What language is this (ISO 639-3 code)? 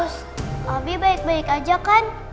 ind